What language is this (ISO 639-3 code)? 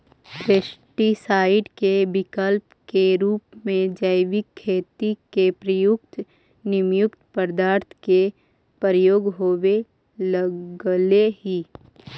mag